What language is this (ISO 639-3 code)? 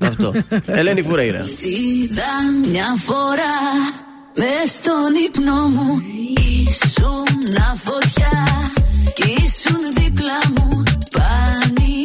ell